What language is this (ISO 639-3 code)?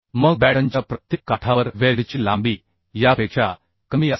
mar